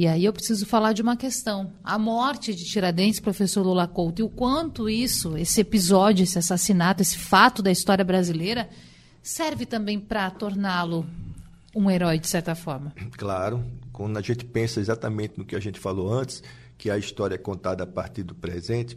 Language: Portuguese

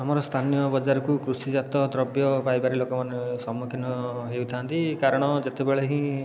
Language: Odia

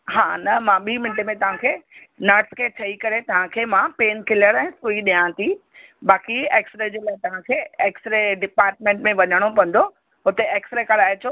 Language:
Sindhi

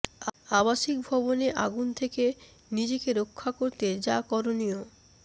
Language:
Bangla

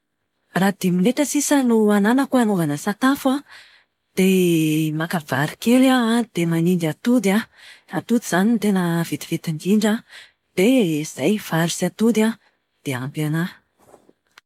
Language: Malagasy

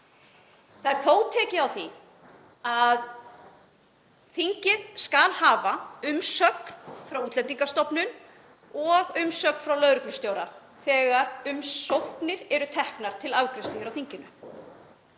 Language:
Icelandic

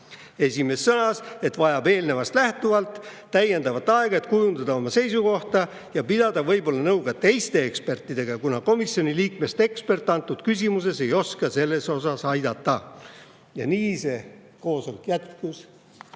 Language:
Estonian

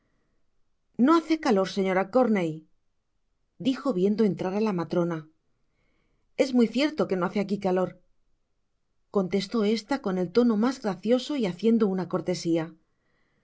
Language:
Spanish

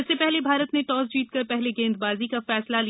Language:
Hindi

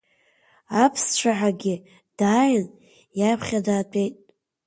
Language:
Abkhazian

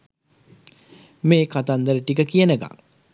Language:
Sinhala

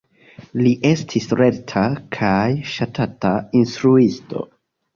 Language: Esperanto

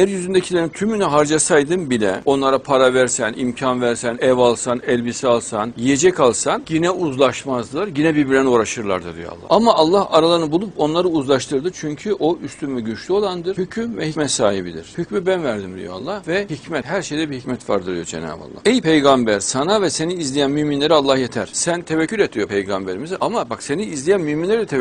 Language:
Turkish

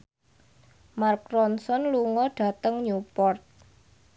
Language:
Javanese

